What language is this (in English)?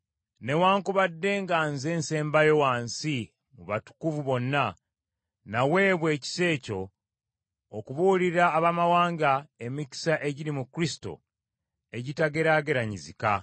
Ganda